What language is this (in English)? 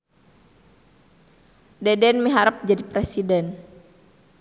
Sundanese